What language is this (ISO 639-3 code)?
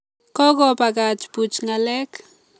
kln